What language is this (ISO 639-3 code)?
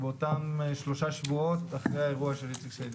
heb